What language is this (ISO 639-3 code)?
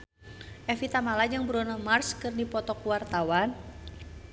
sun